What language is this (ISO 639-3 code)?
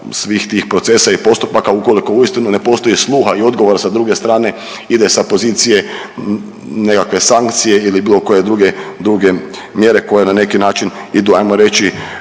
hrv